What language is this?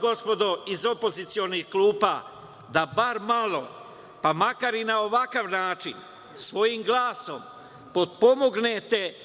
Serbian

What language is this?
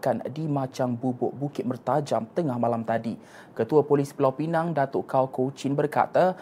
Malay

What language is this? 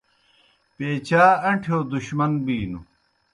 Kohistani Shina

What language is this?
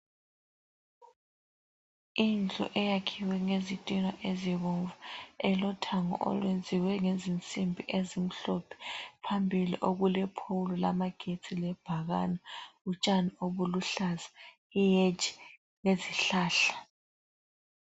North Ndebele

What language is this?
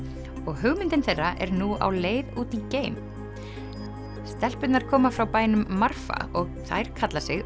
Icelandic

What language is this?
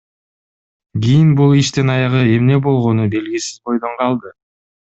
Kyrgyz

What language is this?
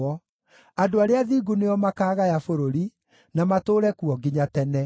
Kikuyu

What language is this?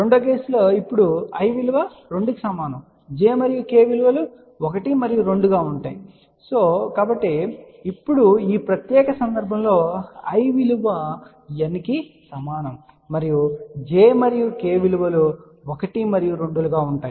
Telugu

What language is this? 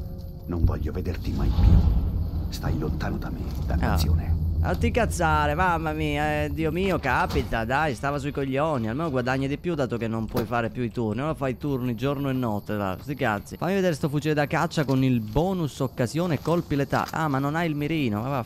Italian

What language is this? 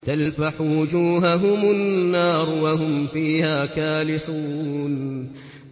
Arabic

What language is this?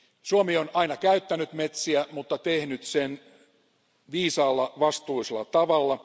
Finnish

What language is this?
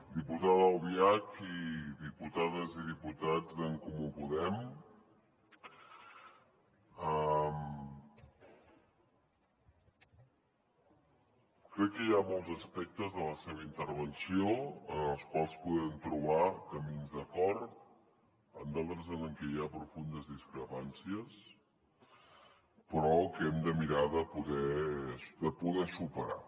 Catalan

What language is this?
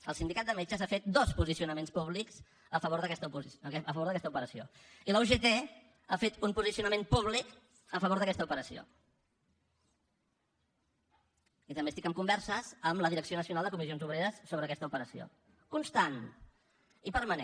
Catalan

